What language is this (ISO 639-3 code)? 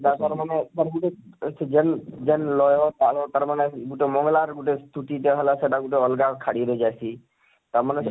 ori